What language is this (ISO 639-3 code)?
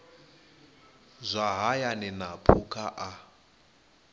ven